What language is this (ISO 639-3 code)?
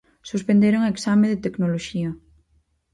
glg